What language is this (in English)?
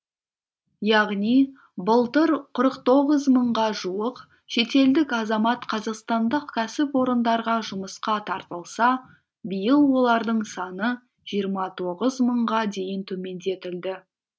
Kazakh